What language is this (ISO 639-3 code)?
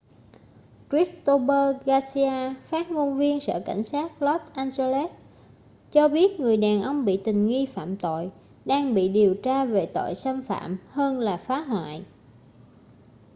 vie